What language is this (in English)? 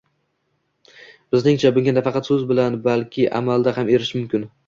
Uzbek